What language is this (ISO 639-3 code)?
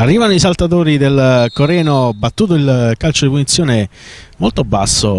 ita